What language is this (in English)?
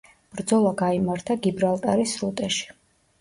Georgian